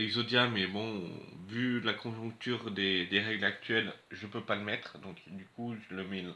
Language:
French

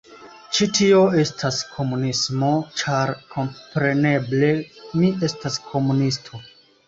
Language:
Esperanto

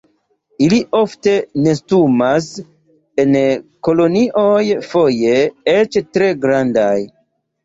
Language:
Esperanto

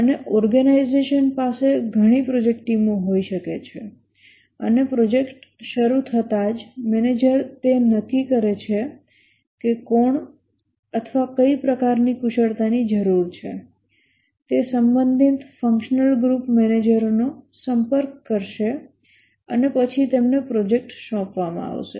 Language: Gujarati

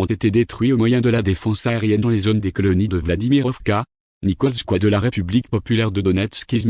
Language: French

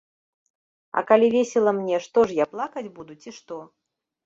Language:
Belarusian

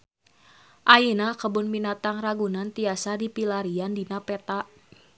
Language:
Sundanese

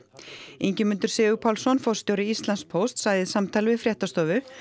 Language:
Icelandic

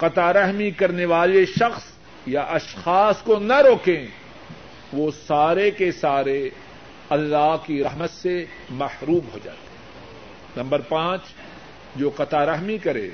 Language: Urdu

